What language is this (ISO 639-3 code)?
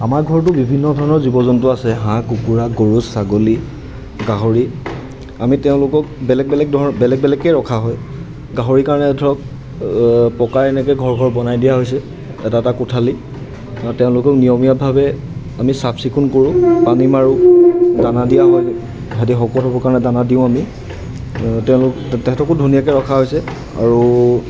asm